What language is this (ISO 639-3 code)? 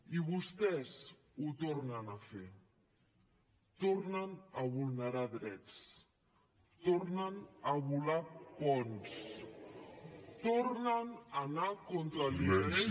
cat